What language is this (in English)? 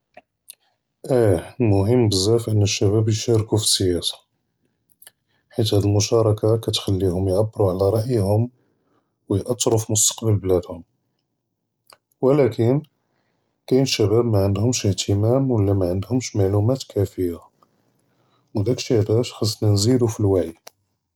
Judeo-Arabic